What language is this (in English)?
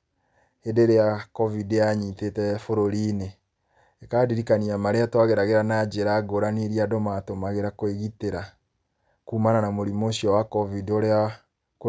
Kikuyu